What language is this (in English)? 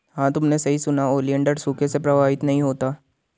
Hindi